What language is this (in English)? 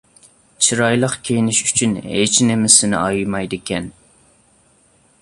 Uyghur